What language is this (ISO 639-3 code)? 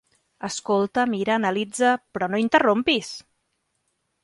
cat